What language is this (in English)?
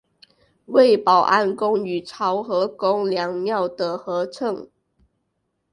Chinese